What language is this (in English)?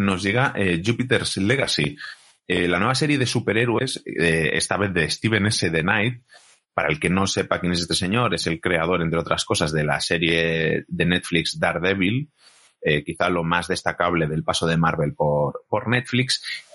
Spanish